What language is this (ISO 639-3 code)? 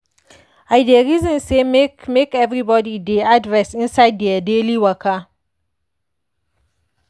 pcm